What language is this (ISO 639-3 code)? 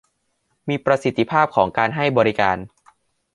tha